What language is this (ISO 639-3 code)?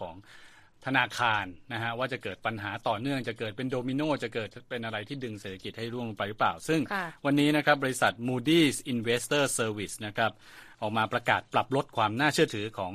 tha